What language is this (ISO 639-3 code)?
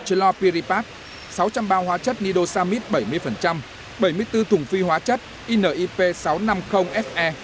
vie